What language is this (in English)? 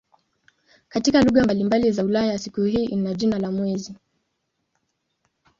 Swahili